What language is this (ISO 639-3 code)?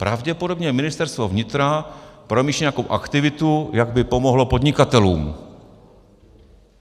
ces